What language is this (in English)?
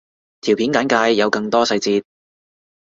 Cantonese